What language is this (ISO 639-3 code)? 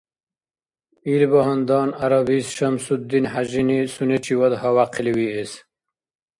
dar